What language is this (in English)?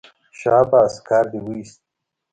Pashto